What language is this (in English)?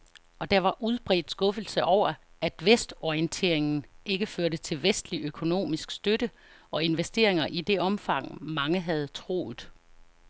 Danish